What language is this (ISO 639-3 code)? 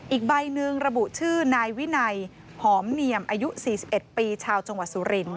tha